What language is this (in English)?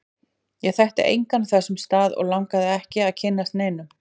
Icelandic